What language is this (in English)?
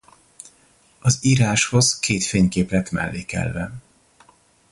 Hungarian